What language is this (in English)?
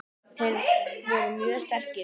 Icelandic